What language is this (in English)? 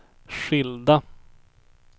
Swedish